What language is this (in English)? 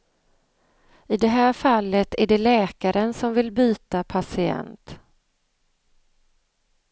Swedish